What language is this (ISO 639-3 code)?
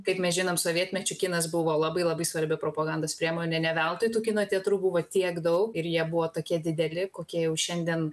lit